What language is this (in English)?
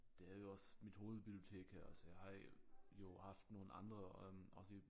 Danish